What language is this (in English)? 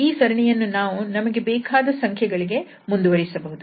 Kannada